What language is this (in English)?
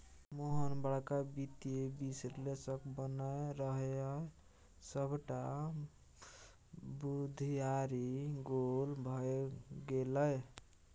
Maithili